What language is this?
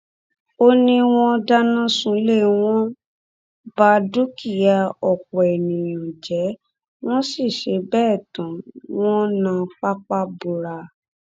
Yoruba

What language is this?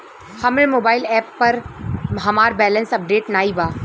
Bhojpuri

